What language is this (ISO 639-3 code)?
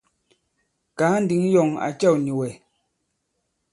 abb